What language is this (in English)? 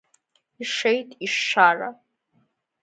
Abkhazian